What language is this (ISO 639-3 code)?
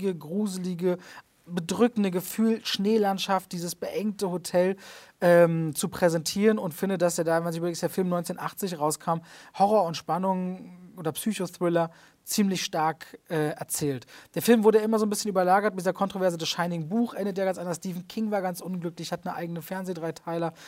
deu